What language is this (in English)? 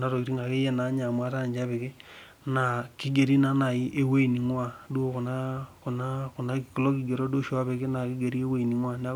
Masai